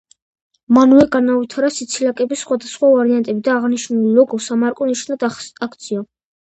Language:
Georgian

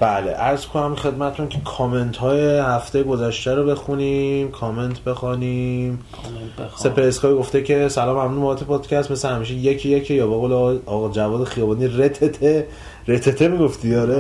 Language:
Persian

